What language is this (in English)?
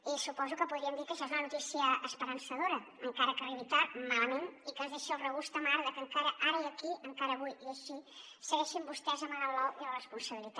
Catalan